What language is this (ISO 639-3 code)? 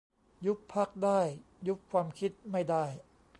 tha